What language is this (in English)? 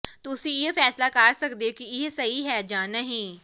Punjabi